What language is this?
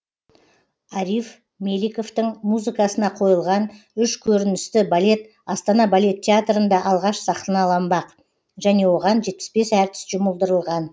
Kazakh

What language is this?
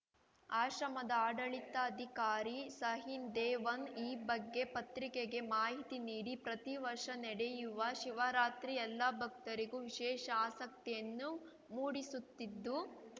Kannada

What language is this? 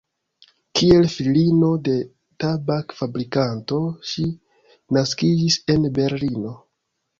Esperanto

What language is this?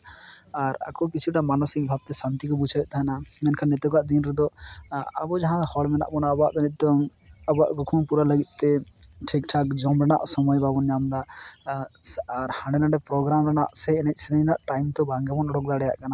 Santali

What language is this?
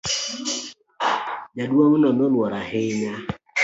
Luo (Kenya and Tanzania)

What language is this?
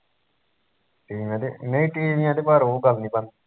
Punjabi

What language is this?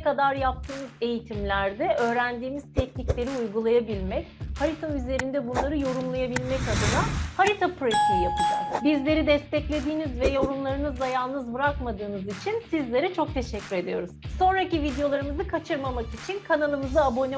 Turkish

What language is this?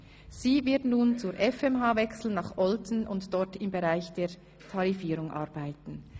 Swiss German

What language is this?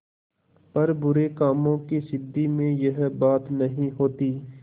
Hindi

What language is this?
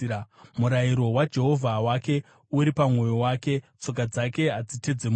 Shona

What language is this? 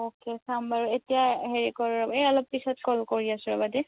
Assamese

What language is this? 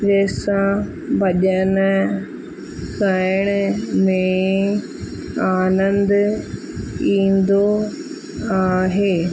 Sindhi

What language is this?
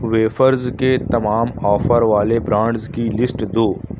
Urdu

